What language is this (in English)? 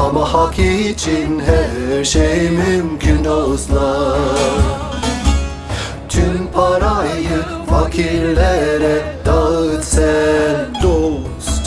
Turkish